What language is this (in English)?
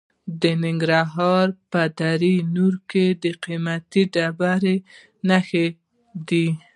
Pashto